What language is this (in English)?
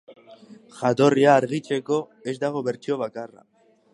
Basque